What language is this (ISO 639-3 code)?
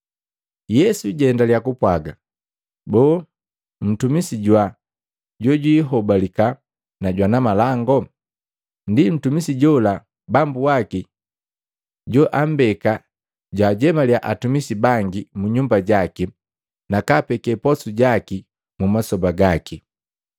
mgv